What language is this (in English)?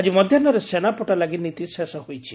Odia